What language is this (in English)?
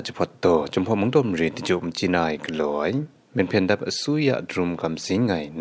Thai